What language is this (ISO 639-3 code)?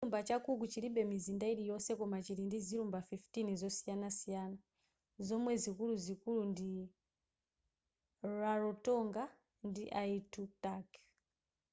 nya